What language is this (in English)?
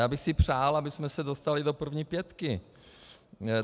Czech